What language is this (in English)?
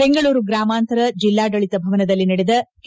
Kannada